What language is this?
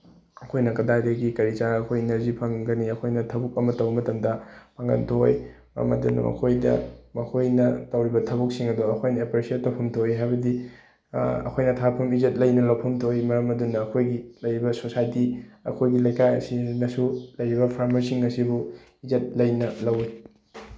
Manipuri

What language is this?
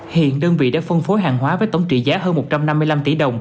Vietnamese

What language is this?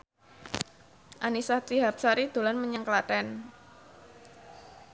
Javanese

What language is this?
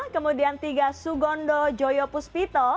Indonesian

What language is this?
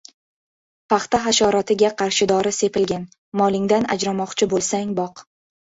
Uzbek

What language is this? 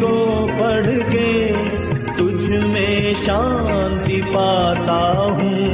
Urdu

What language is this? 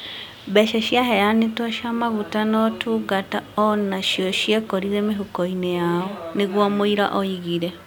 Kikuyu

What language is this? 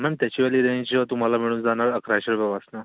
Marathi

